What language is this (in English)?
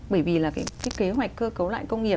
Vietnamese